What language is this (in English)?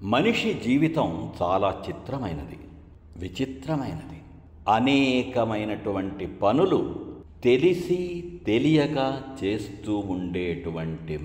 Telugu